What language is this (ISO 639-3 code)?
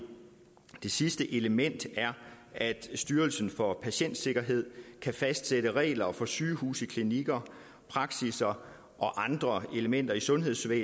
dan